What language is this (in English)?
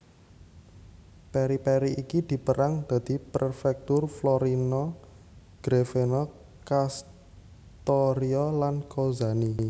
Javanese